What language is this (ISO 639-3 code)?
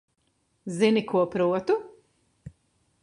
lav